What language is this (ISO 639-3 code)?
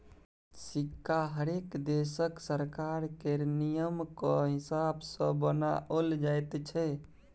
mai